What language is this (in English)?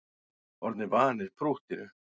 Icelandic